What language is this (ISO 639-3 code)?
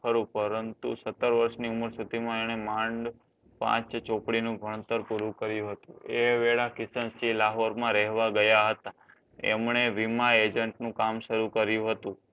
guj